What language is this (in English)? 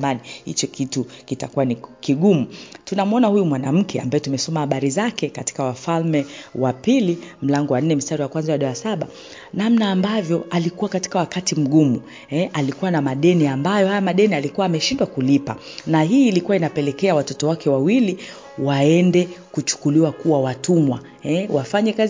Swahili